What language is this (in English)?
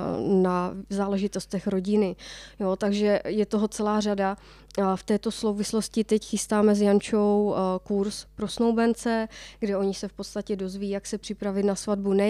Czech